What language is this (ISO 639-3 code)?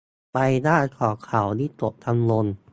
tha